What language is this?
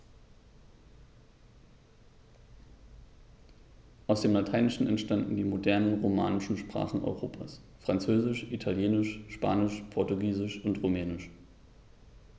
German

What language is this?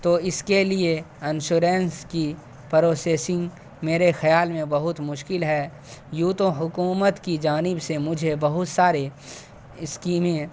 Urdu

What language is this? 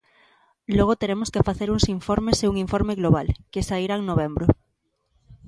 Galician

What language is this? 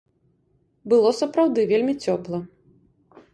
Belarusian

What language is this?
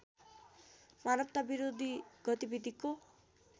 Nepali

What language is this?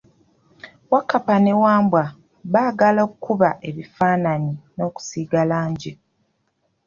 Ganda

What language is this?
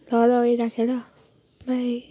Nepali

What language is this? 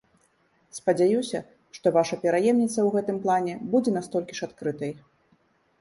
Belarusian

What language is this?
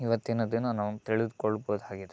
Kannada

